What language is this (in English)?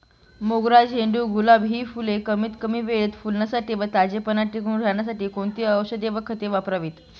Marathi